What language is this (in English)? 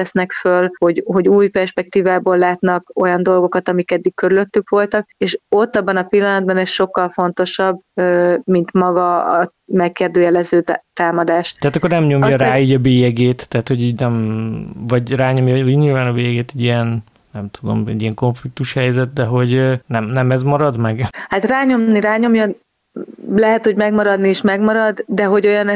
Hungarian